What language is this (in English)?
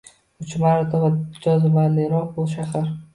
Uzbek